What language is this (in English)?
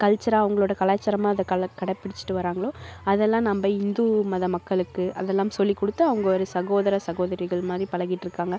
Tamil